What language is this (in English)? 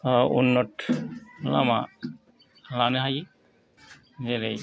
Bodo